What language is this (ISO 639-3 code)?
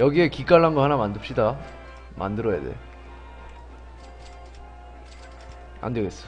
kor